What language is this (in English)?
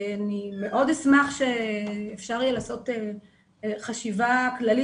Hebrew